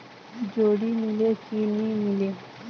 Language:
Chhattisgarhi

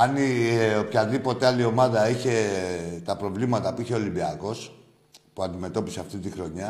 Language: Greek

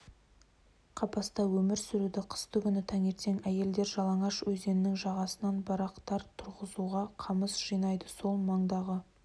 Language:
Kazakh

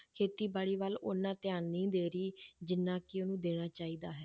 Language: Punjabi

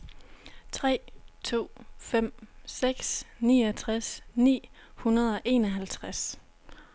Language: Danish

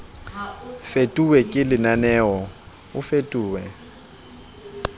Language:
Southern Sotho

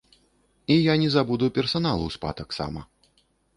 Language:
Belarusian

